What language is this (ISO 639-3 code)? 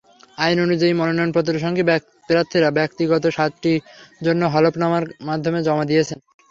ben